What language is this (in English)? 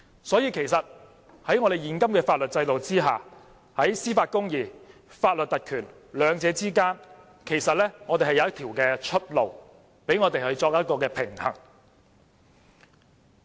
Cantonese